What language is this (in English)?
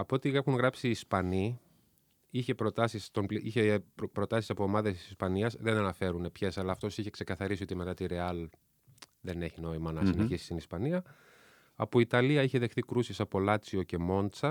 Greek